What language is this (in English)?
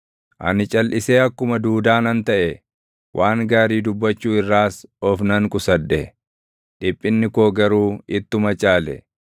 Oromo